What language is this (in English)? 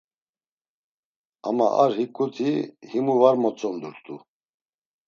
Laz